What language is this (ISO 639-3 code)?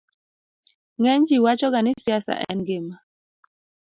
luo